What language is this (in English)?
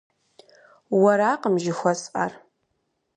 Kabardian